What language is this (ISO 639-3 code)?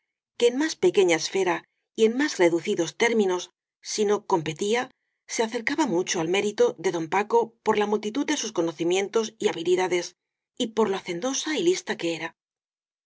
spa